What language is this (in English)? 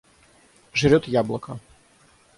Russian